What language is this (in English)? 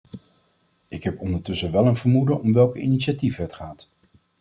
Dutch